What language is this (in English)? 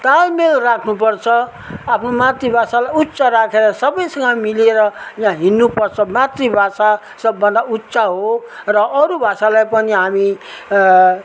Nepali